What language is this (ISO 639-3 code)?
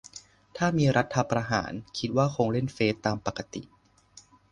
tha